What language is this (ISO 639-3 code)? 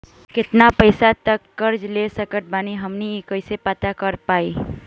bho